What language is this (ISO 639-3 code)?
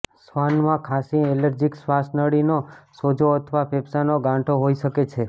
guj